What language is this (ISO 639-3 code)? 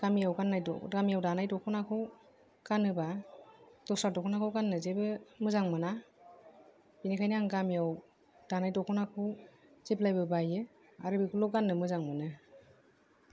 brx